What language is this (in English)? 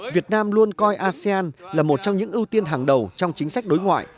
Vietnamese